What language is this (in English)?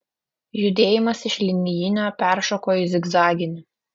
Lithuanian